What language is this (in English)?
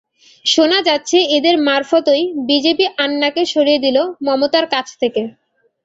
Bangla